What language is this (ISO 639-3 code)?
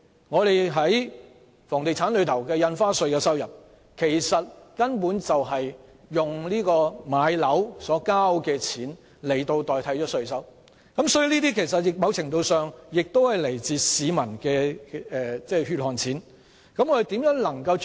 yue